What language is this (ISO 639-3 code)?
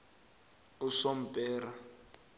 nbl